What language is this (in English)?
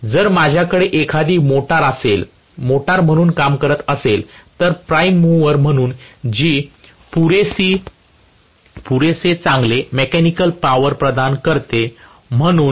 Marathi